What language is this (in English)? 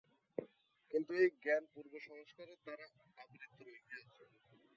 Bangla